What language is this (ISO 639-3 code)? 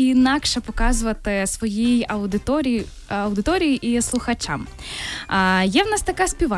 ukr